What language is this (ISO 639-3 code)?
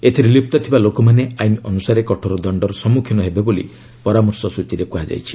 ori